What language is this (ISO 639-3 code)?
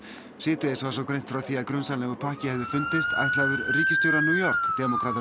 isl